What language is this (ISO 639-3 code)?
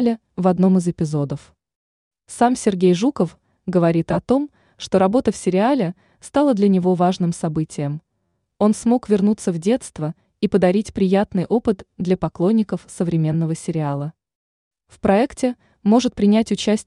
rus